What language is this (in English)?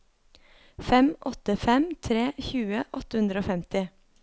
Norwegian